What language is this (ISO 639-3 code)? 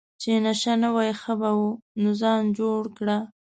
pus